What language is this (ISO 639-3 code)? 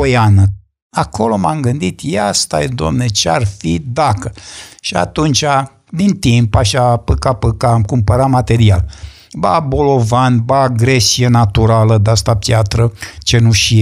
ron